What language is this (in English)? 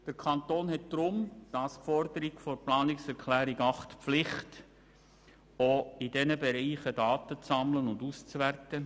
Swiss German